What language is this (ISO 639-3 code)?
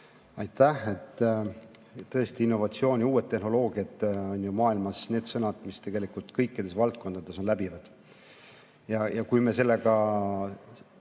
est